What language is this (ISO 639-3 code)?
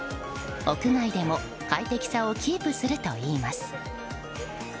jpn